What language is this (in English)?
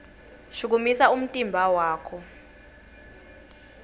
Swati